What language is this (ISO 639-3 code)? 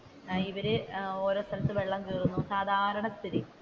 mal